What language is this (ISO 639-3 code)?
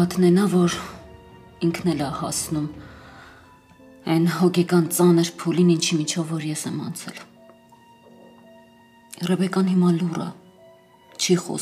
pol